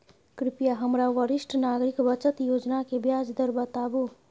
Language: Maithili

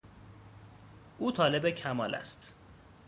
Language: Persian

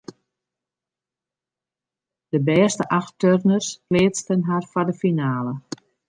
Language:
Western Frisian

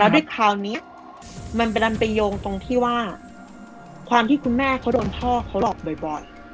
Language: Thai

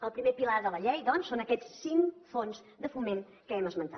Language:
Catalan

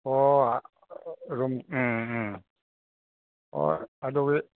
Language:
Manipuri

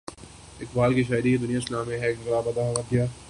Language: Urdu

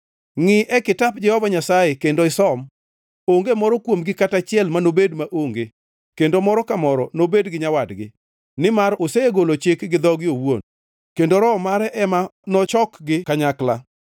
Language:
Luo (Kenya and Tanzania)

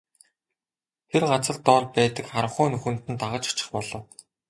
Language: Mongolian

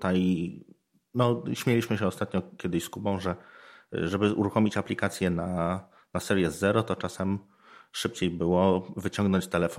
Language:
Polish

